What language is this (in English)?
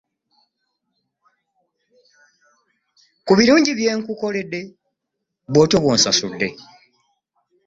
Ganda